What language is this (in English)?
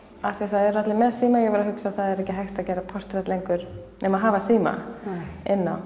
Icelandic